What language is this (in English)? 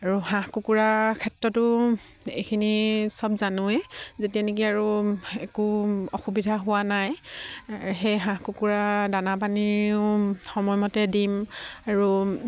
Assamese